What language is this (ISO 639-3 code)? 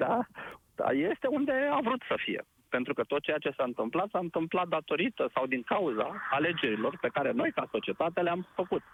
ron